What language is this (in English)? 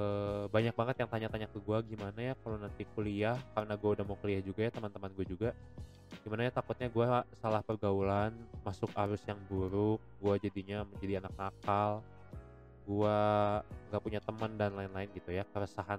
Indonesian